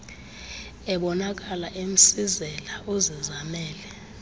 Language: Xhosa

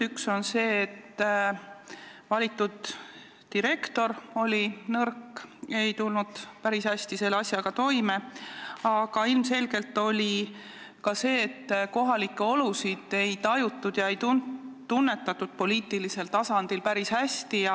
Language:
Estonian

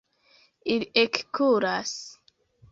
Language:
Esperanto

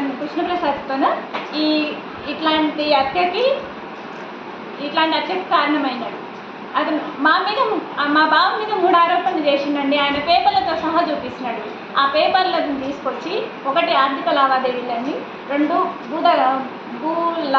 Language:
Telugu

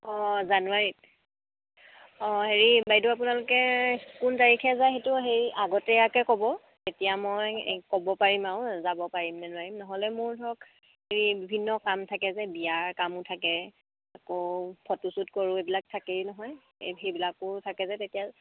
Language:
Assamese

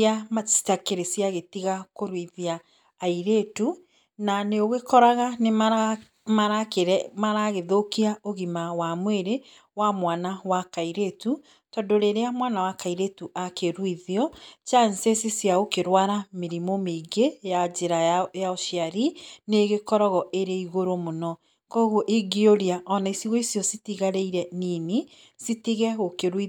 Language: Kikuyu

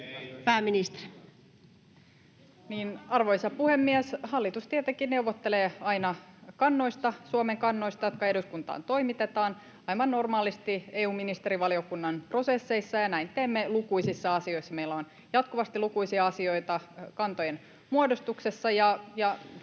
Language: Finnish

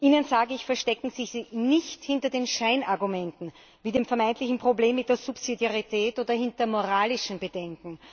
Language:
German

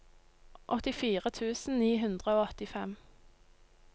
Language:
Norwegian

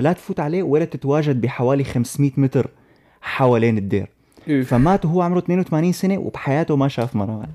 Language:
Arabic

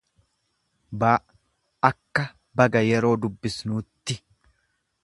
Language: Oromo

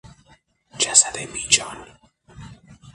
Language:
Persian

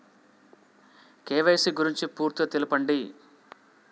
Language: Telugu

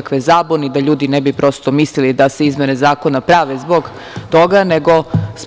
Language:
Serbian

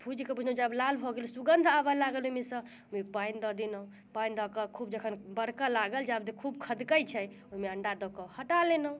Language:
Maithili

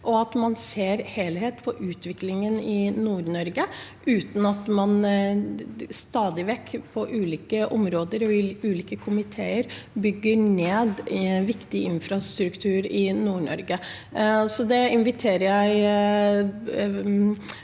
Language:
Norwegian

